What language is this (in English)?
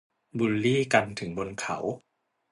Thai